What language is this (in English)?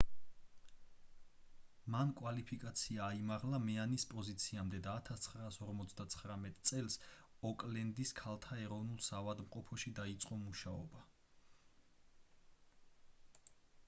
Georgian